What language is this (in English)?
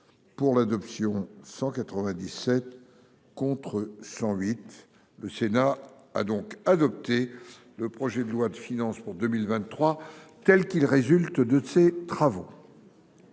French